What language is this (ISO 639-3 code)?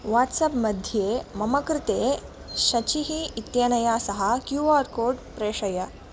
san